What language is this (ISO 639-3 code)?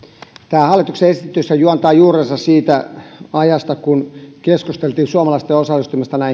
fin